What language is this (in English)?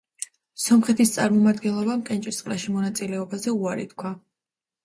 Georgian